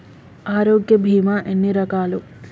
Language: Telugu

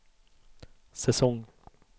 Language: Swedish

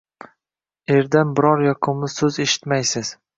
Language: Uzbek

